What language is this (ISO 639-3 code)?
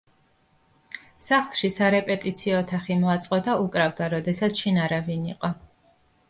kat